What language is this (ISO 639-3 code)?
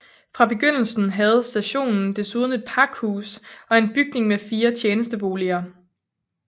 dan